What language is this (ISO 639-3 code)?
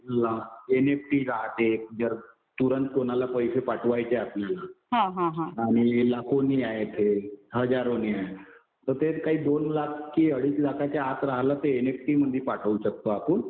mar